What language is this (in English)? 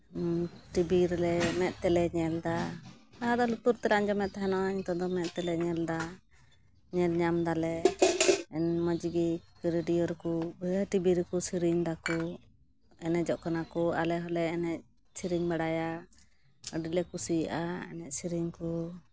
Santali